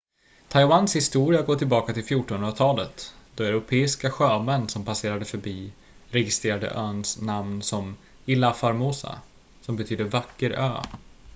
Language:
Swedish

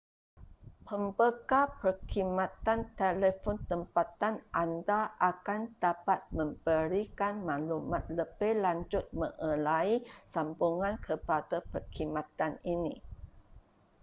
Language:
Malay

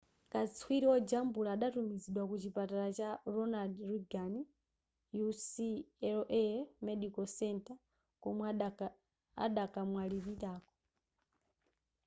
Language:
Nyanja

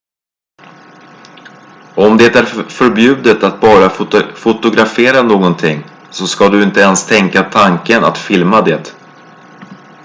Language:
Swedish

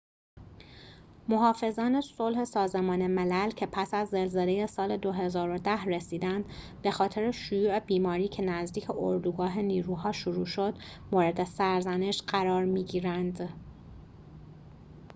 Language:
Persian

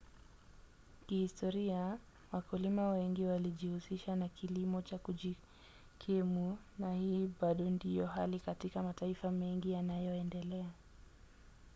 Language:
Swahili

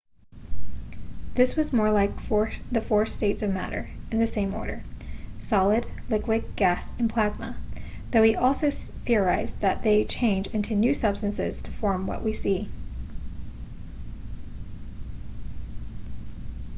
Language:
English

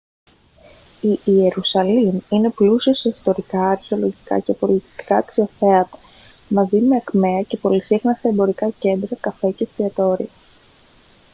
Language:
Greek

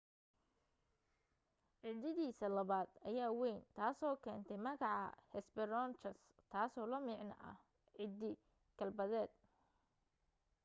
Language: Somali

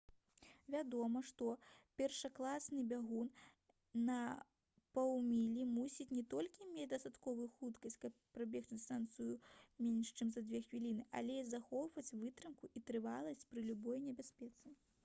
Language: Belarusian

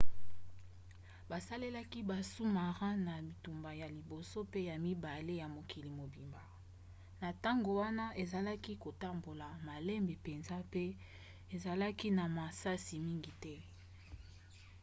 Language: Lingala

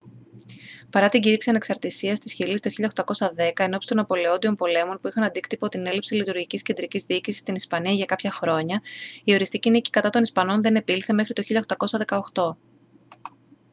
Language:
Greek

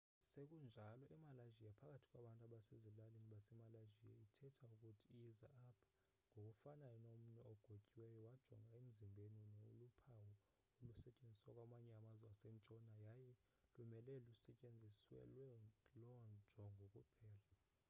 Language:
Xhosa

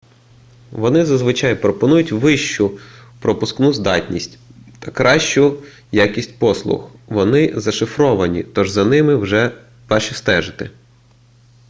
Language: Ukrainian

